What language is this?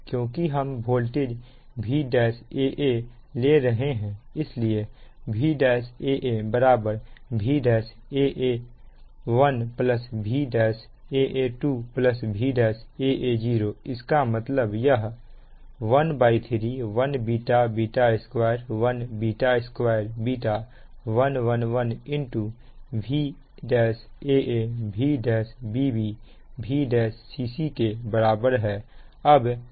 Hindi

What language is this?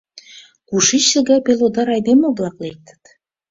Mari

